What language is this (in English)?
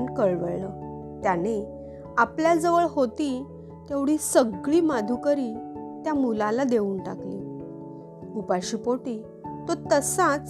Marathi